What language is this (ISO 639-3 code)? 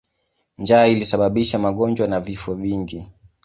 swa